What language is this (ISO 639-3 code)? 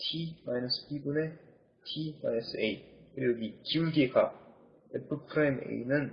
kor